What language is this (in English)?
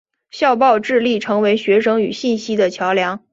Chinese